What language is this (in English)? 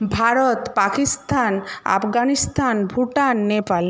Bangla